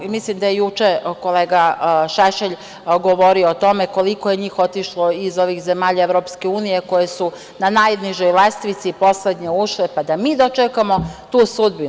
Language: Serbian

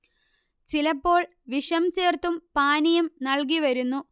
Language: Malayalam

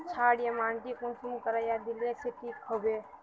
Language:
Magahi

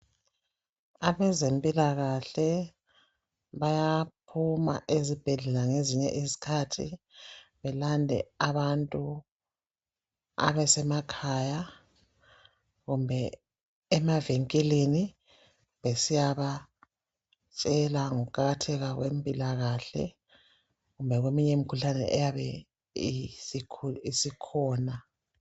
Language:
North Ndebele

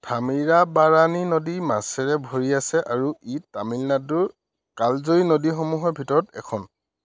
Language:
Assamese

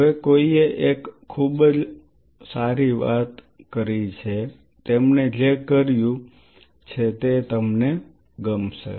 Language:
Gujarati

